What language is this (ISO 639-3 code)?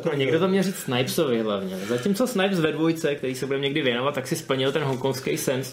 ces